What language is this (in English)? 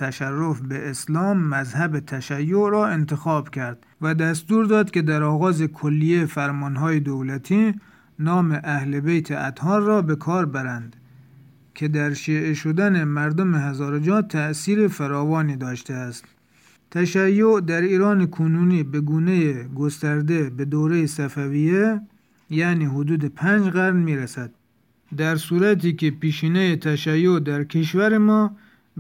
Persian